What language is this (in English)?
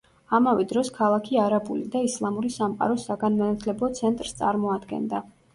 Georgian